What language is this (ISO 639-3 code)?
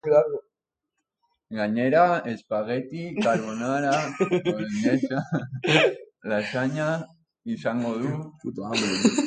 eus